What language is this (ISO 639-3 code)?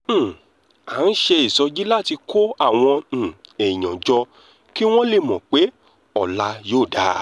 yor